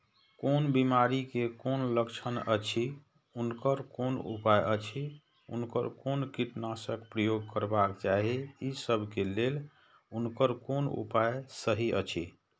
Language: Maithili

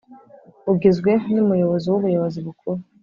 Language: Kinyarwanda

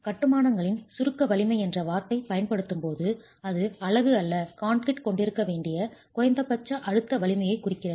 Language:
Tamil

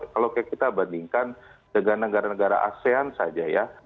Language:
Indonesian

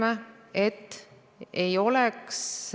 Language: Estonian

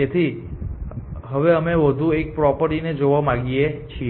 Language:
Gujarati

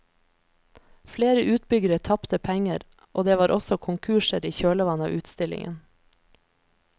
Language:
Norwegian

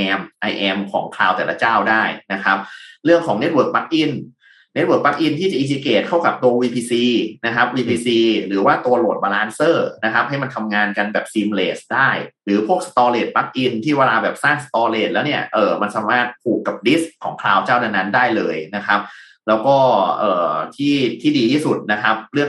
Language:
Thai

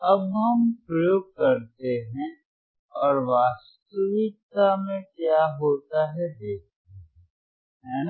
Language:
Hindi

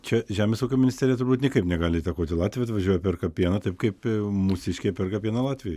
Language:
Lithuanian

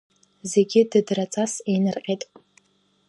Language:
Abkhazian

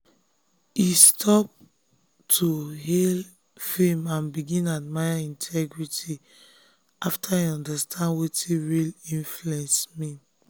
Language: Nigerian Pidgin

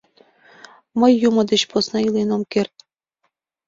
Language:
Mari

